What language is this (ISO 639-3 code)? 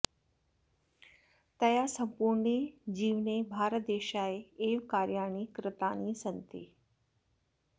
san